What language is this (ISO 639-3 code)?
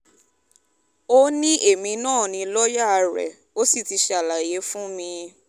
yor